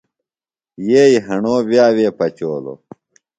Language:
Phalura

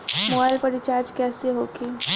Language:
Bhojpuri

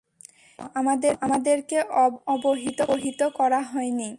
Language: Bangla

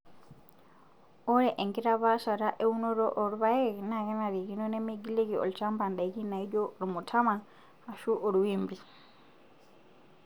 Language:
Masai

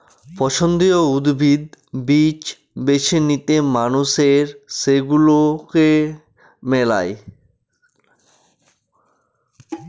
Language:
Bangla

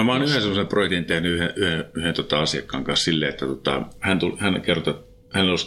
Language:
Finnish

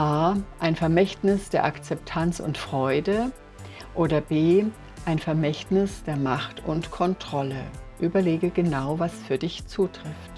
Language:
German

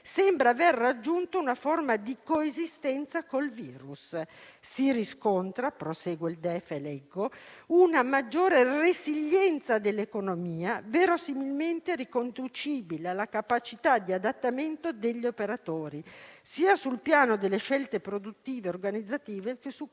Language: Italian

